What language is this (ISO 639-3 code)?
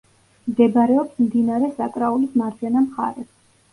kat